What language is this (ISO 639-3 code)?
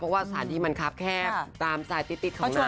tha